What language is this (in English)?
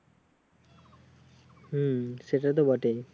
Bangla